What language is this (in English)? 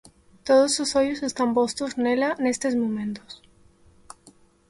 Galician